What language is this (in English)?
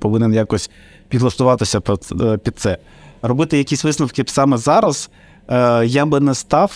Ukrainian